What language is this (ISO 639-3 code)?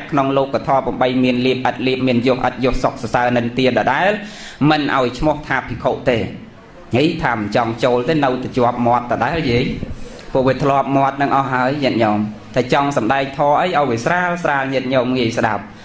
tha